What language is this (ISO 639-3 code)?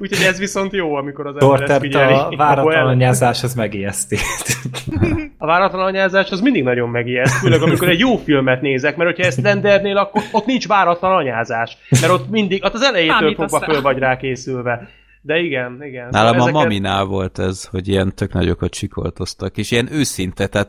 hun